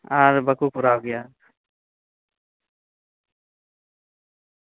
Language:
Santali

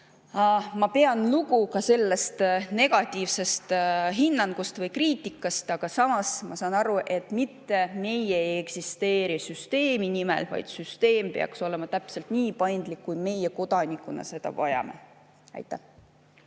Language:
Estonian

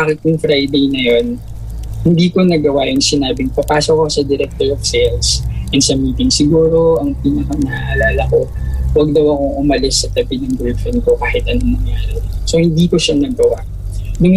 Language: Filipino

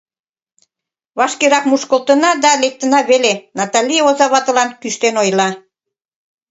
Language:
Mari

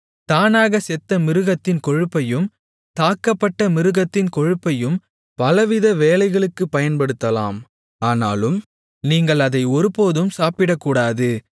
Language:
Tamil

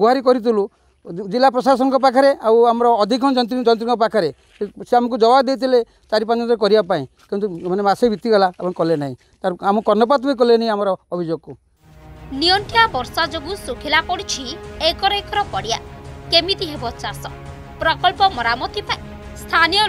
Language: Hindi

